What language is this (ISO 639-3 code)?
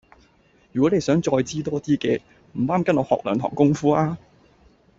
yue